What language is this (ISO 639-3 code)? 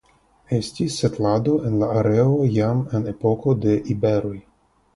epo